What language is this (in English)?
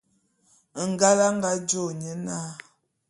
Bulu